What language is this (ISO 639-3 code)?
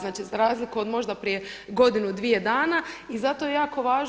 hrv